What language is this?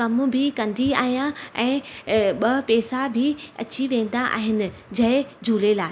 Sindhi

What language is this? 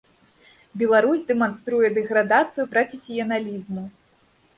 Belarusian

